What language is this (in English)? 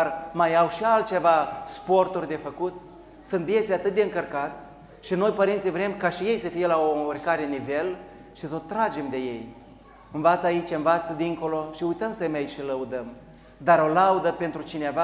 Romanian